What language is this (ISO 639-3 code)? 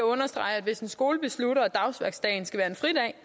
dan